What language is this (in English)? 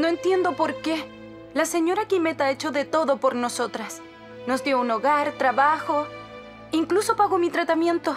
Spanish